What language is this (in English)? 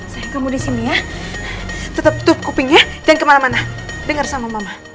Indonesian